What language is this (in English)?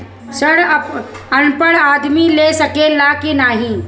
Bhojpuri